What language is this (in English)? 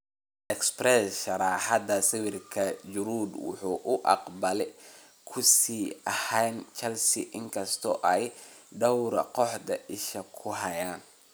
Somali